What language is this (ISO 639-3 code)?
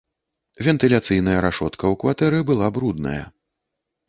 bel